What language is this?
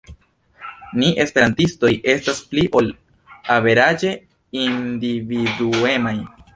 Esperanto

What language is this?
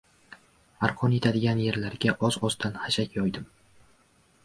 Uzbek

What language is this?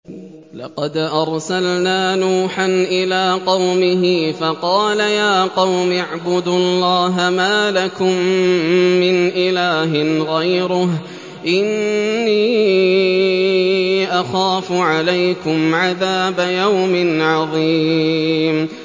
Arabic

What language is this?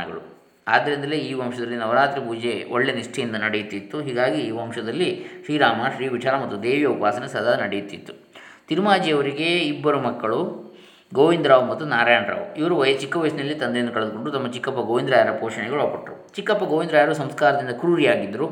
Kannada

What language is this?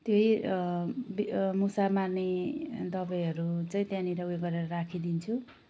Nepali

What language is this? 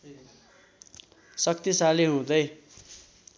Nepali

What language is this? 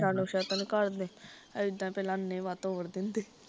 Punjabi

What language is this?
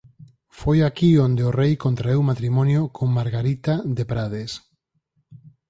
Galician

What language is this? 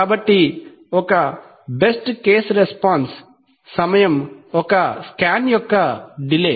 Telugu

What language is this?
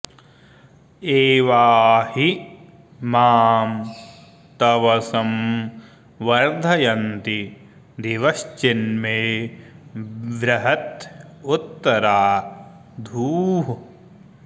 Sanskrit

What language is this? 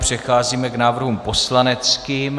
Czech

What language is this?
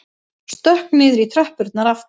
Icelandic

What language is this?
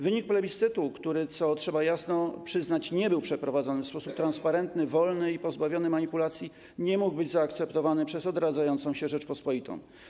Polish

